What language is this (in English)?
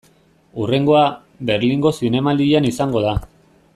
Basque